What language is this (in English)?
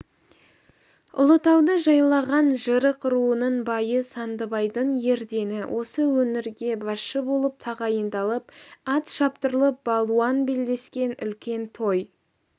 Kazakh